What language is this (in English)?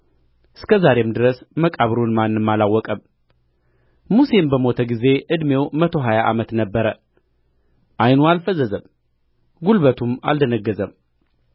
Amharic